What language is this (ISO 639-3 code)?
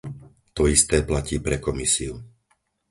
slk